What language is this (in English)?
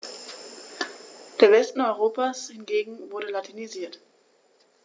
German